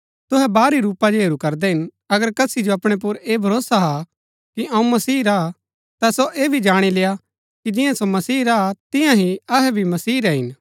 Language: Gaddi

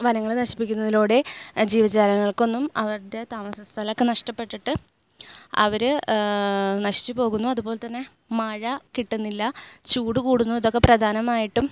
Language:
Malayalam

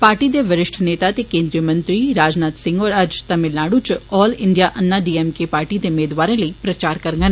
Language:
Dogri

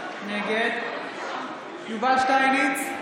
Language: Hebrew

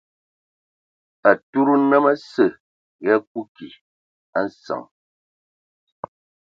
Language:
Ewondo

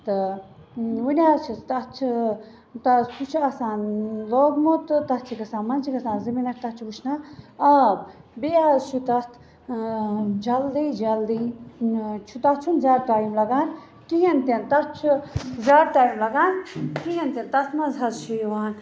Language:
Kashmiri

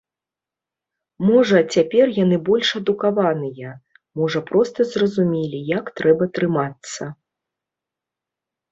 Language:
Belarusian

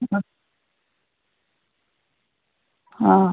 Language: Kannada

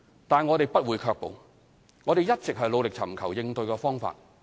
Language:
Cantonese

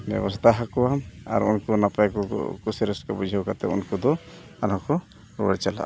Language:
Santali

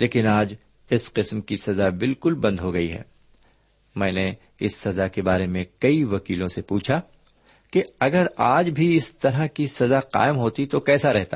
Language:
Urdu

